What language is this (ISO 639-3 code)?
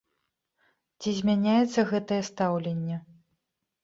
bel